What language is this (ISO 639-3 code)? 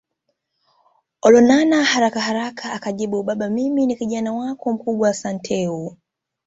swa